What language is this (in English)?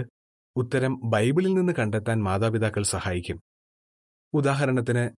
Malayalam